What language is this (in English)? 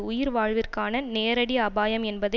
Tamil